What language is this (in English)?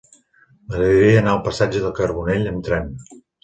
Catalan